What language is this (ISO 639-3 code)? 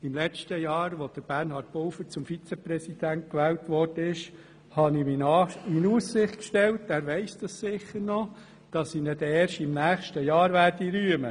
gsw